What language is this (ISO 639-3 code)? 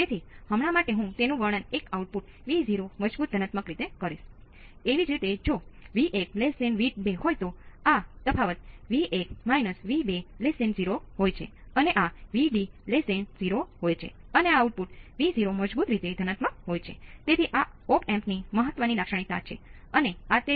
guj